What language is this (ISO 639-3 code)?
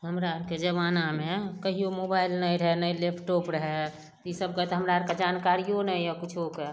mai